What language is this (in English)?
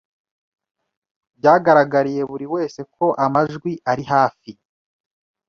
Kinyarwanda